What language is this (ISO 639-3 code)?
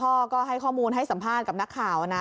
tha